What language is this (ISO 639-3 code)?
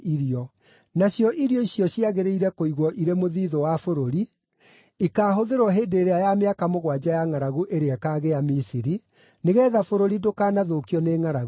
kik